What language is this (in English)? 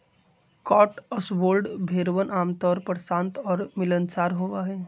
Magahi